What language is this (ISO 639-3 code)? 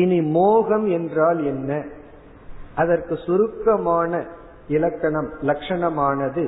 tam